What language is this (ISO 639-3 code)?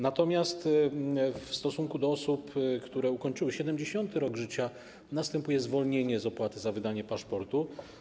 pol